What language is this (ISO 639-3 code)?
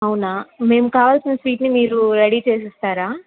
tel